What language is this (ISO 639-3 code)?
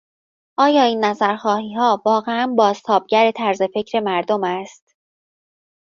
fas